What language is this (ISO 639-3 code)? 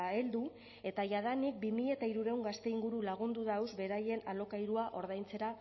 eus